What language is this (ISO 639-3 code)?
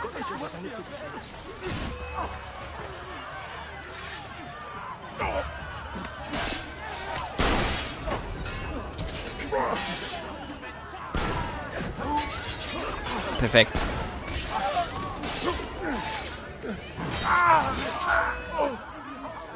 deu